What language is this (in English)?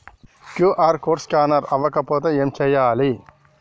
Telugu